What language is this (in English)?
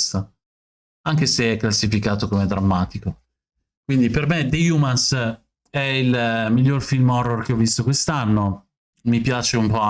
Italian